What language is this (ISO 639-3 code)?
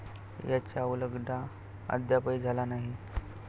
mar